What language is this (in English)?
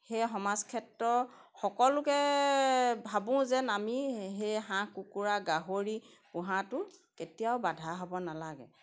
Assamese